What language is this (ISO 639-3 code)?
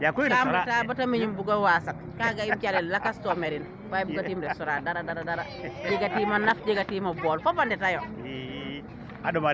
srr